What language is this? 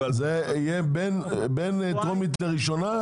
Hebrew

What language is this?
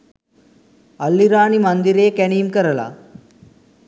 Sinhala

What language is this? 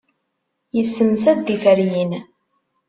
Kabyle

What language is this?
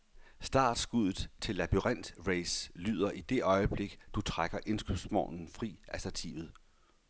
Danish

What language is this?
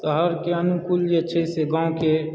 Maithili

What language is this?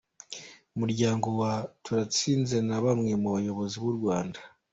Kinyarwanda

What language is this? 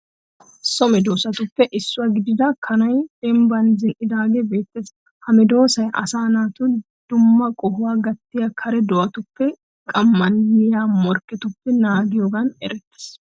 Wolaytta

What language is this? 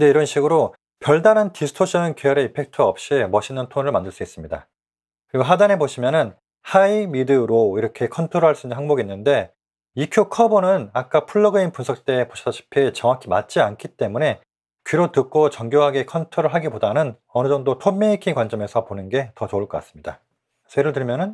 Korean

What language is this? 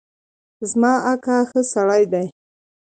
Pashto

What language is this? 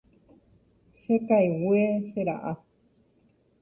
Guarani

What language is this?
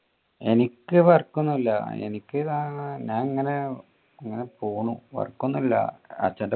Malayalam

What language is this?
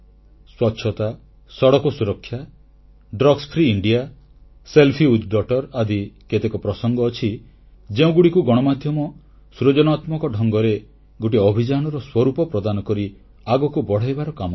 Odia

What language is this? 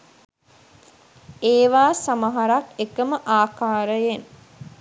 Sinhala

